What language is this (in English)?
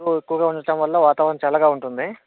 Telugu